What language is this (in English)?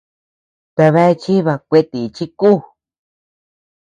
Tepeuxila Cuicatec